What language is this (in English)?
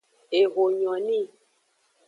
Aja (Benin)